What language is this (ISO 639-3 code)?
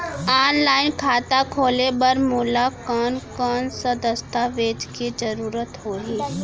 hne